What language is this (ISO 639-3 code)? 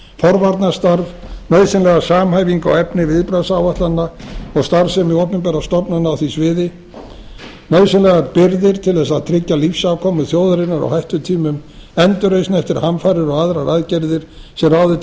isl